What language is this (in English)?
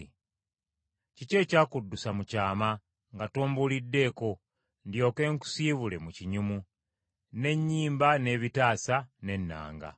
Ganda